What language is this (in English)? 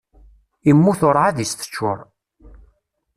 Kabyle